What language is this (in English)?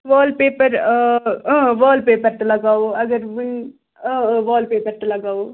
Kashmiri